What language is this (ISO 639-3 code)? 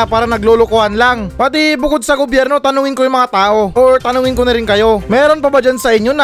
fil